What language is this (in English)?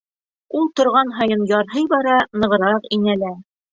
Bashkir